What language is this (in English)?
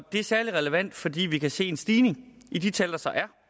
Danish